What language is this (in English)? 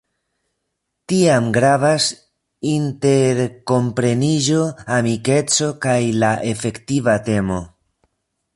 Esperanto